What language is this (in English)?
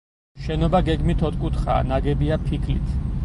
Georgian